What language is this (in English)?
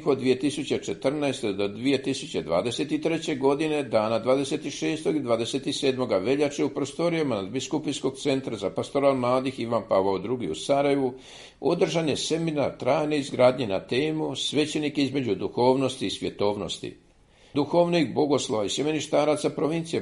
Croatian